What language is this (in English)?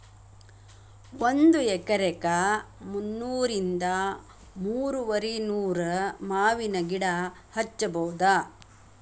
Kannada